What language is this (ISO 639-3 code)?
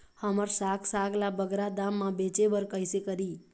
hne